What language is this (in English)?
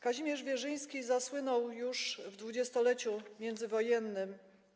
Polish